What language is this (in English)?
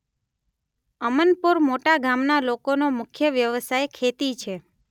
Gujarati